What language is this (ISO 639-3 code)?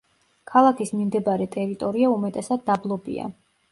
kat